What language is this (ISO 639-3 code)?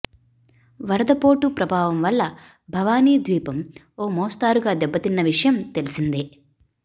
tel